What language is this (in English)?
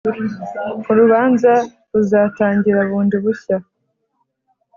Kinyarwanda